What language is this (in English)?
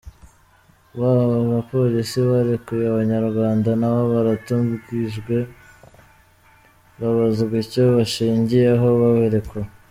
Kinyarwanda